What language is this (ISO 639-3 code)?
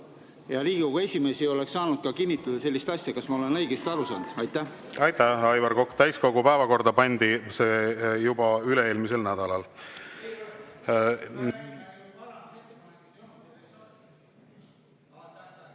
est